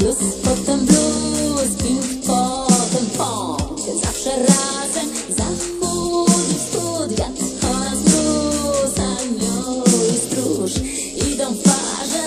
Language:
Polish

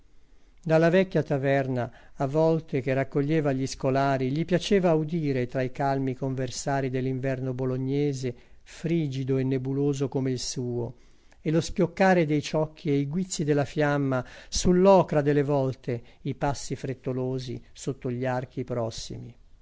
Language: Italian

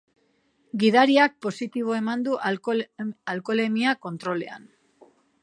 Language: Basque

